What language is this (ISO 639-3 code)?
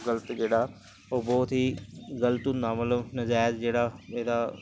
doi